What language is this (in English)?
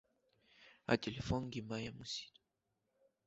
Abkhazian